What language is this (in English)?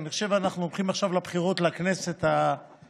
Hebrew